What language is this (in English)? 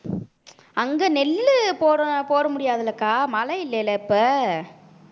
Tamil